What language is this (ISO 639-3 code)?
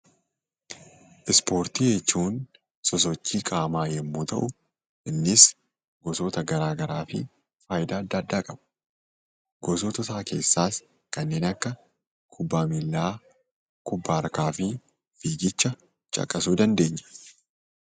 orm